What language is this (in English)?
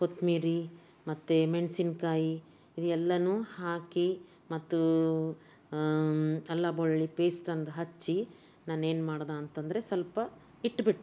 Kannada